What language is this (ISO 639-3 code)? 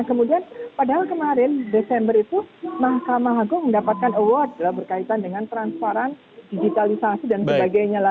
ind